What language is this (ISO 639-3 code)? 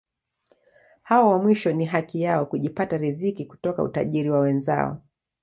swa